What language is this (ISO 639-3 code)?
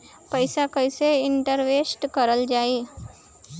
bho